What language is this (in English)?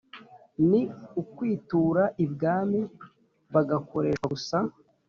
Kinyarwanda